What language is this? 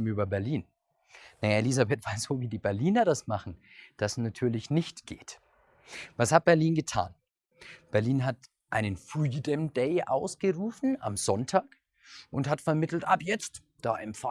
German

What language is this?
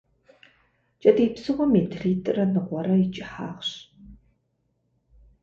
Kabardian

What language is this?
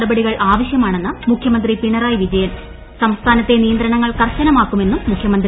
Malayalam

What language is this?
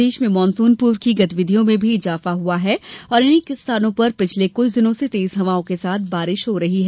Hindi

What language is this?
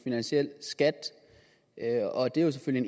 Danish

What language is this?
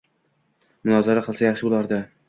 Uzbek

